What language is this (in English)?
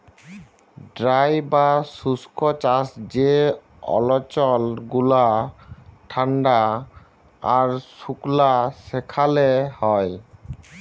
Bangla